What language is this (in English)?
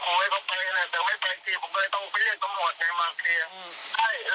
Thai